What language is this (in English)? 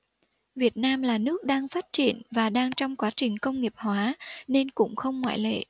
Vietnamese